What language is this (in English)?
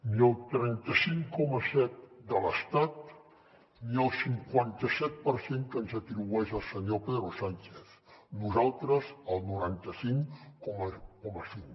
Catalan